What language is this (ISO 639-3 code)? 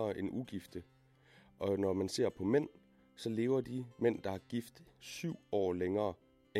dan